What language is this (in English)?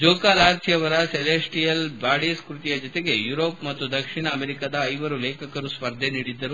Kannada